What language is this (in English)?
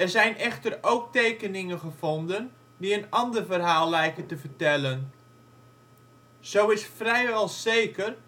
Dutch